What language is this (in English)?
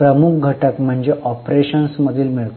Marathi